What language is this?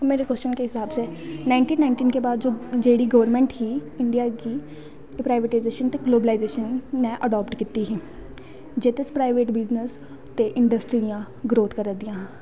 Dogri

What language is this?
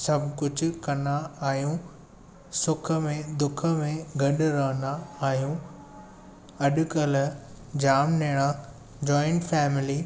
Sindhi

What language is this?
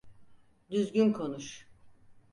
Turkish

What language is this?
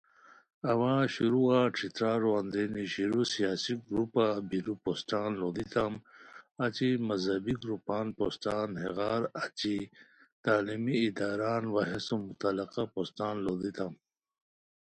Khowar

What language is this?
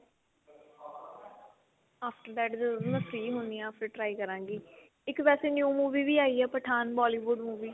Punjabi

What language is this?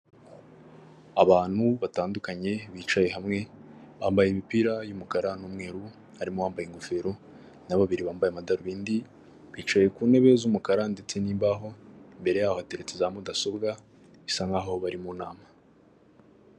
Kinyarwanda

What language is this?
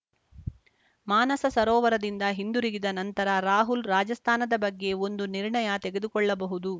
Kannada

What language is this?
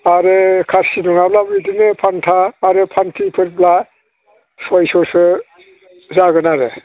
Bodo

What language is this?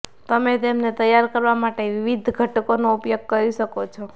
Gujarati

